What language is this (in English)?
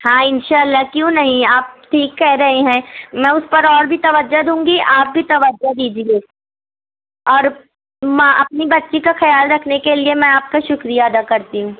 Urdu